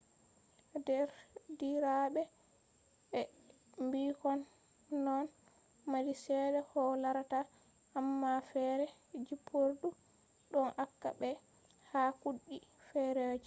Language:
Fula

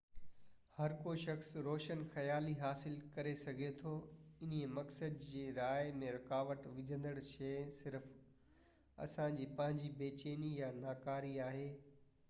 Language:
Sindhi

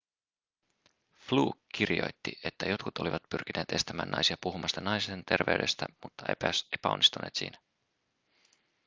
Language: Finnish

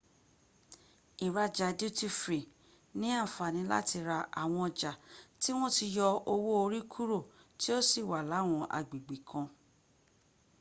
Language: Yoruba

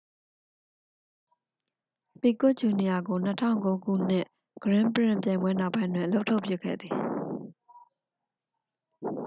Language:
Burmese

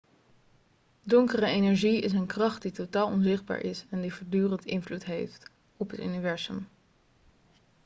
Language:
Dutch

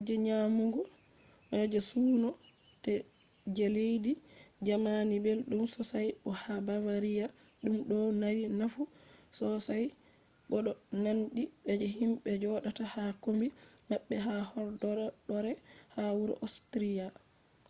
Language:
Fula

